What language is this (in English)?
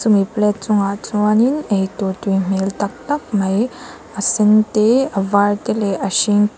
Mizo